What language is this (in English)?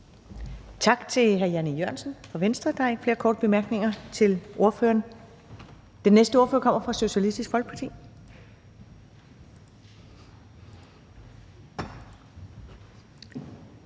Danish